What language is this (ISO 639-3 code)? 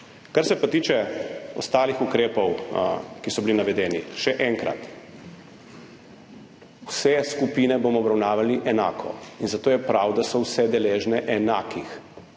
slv